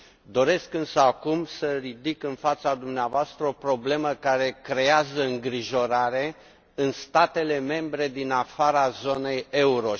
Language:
Romanian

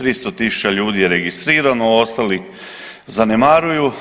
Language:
Croatian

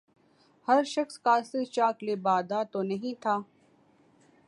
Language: Urdu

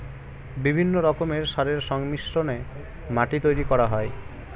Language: Bangla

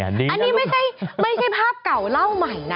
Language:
Thai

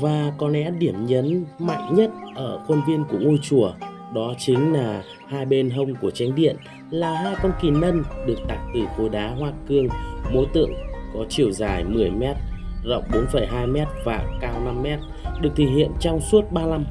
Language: Vietnamese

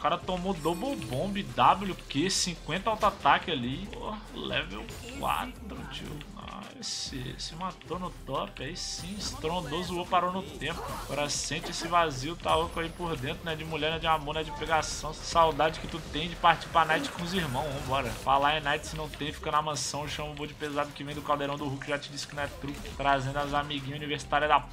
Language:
Portuguese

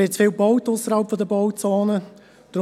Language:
Swiss German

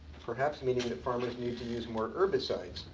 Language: English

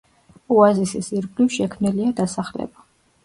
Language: Georgian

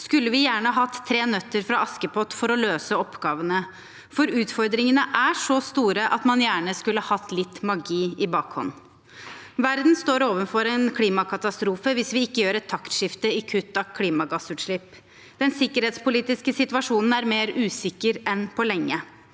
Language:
Norwegian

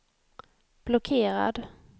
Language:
Swedish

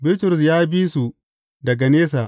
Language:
Hausa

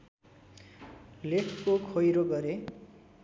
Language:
Nepali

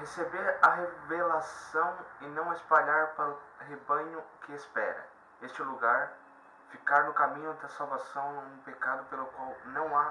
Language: Portuguese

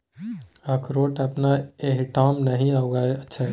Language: Maithili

